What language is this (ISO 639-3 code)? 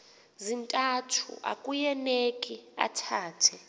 xho